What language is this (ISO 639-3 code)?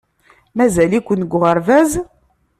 kab